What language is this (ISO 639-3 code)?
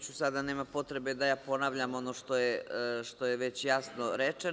srp